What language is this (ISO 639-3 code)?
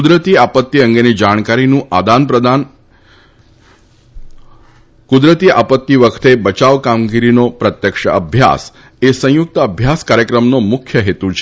guj